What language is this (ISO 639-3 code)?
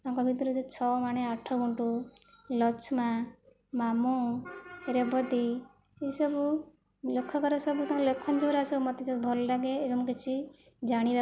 ori